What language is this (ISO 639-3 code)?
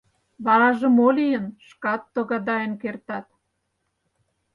chm